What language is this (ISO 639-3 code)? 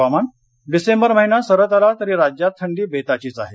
mar